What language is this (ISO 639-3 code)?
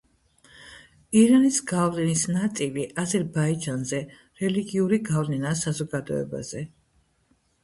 kat